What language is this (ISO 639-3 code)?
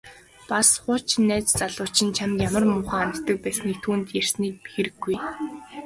mon